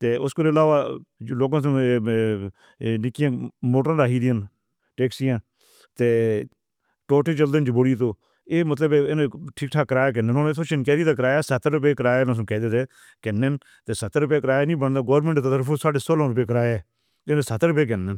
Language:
Northern Hindko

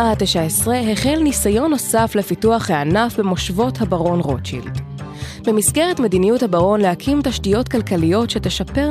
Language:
Hebrew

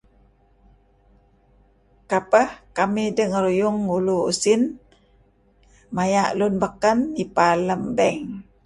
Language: Kelabit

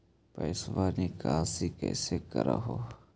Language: Magahi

